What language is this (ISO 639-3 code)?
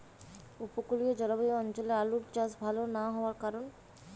ben